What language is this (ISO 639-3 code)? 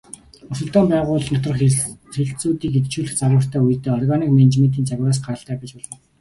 mon